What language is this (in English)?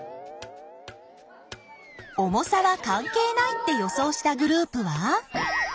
Japanese